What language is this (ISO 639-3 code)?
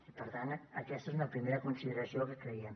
cat